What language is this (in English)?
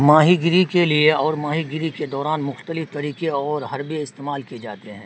Urdu